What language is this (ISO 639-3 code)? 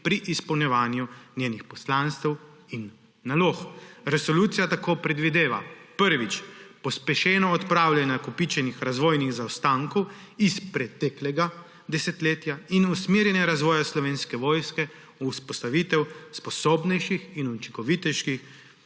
slv